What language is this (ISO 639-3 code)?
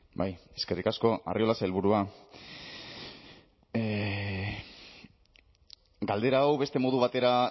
eus